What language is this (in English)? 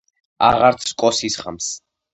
Georgian